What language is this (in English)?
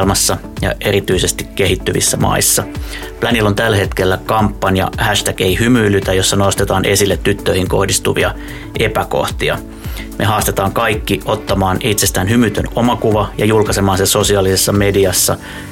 Finnish